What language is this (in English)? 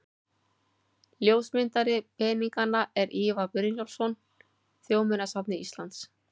Icelandic